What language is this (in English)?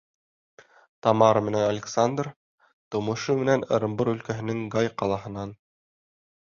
Bashkir